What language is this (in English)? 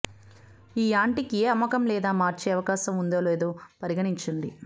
Telugu